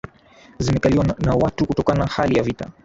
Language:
Swahili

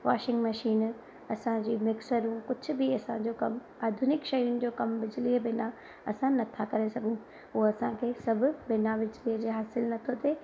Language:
Sindhi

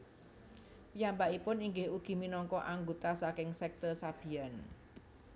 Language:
Javanese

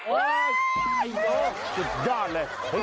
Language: Thai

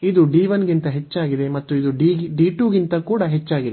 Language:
Kannada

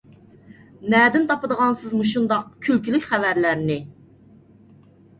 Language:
Uyghur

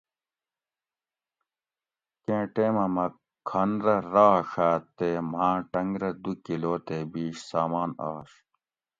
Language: Gawri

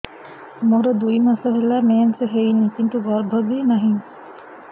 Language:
Odia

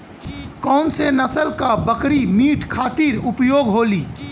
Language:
Bhojpuri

